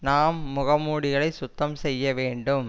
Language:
Tamil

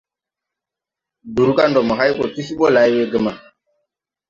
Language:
Tupuri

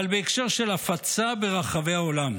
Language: Hebrew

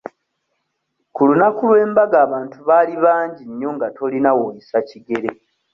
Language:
Ganda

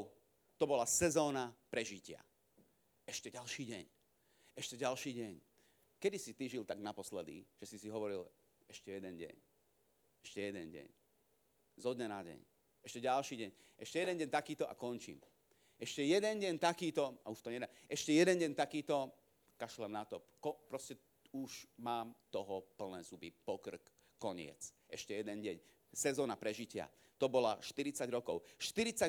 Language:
Slovak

